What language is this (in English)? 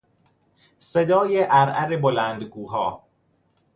Persian